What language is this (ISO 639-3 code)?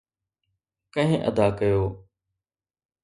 snd